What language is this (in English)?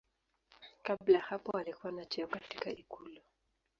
Swahili